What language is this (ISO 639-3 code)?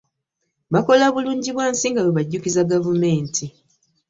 lug